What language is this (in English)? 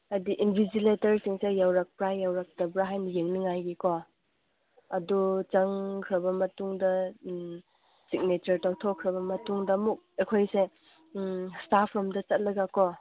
Manipuri